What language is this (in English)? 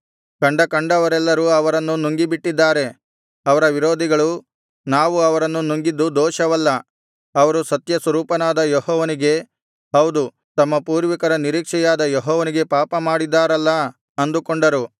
Kannada